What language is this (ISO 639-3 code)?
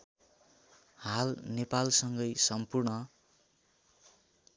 nep